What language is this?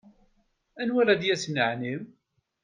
Kabyle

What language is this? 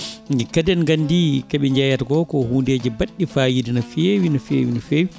Fula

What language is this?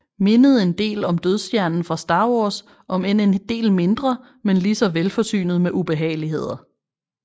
Danish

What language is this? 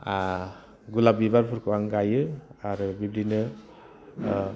Bodo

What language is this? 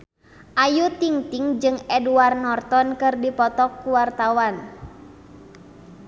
Sundanese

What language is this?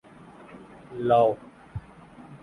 Urdu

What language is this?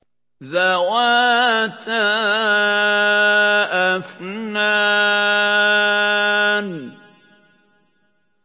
Arabic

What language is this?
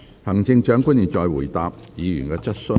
Cantonese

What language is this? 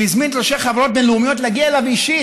Hebrew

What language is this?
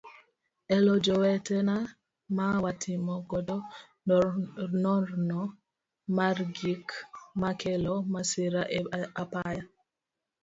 Luo (Kenya and Tanzania)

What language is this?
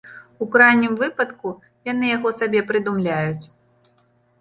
Belarusian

